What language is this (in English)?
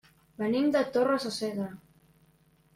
Catalan